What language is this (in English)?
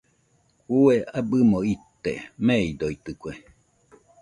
Nüpode Huitoto